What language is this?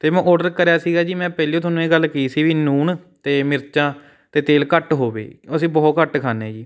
Punjabi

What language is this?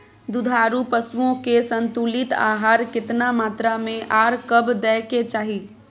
Maithili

